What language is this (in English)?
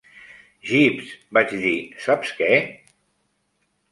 Catalan